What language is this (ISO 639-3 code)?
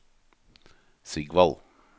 nor